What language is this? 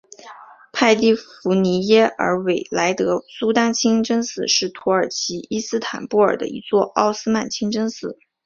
Chinese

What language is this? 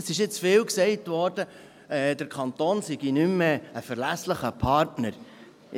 Swiss German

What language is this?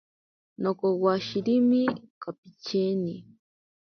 Ashéninka Perené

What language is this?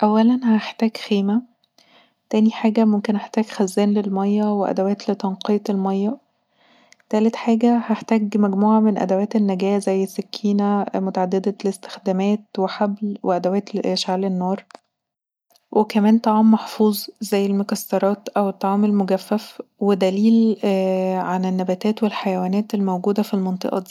Egyptian Arabic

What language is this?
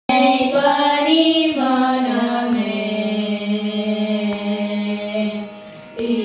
Thai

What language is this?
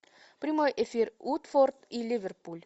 Russian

